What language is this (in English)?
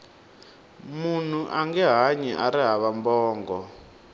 Tsonga